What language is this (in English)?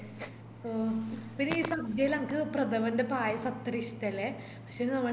Malayalam